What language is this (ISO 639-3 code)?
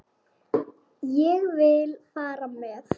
isl